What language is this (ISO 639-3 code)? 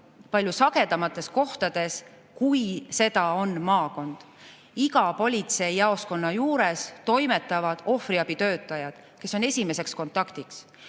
est